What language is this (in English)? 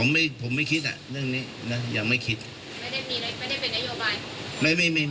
Thai